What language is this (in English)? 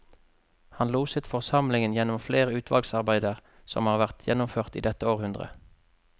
Norwegian